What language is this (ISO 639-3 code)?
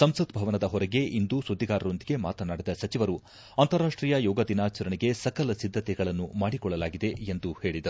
kan